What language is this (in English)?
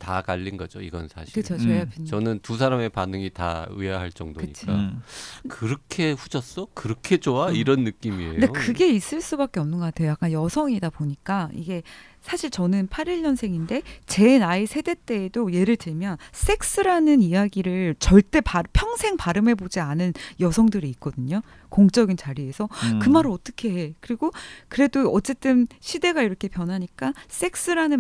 Korean